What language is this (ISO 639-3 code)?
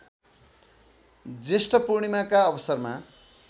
nep